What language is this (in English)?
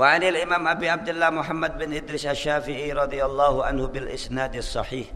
Indonesian